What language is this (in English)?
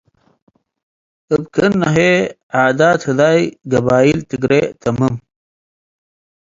Tigre